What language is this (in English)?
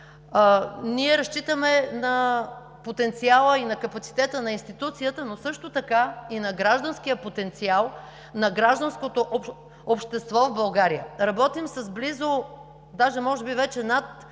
Bulgarian